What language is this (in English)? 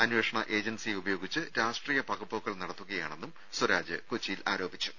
Malayalam